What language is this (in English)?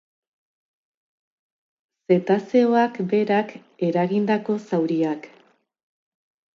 Basque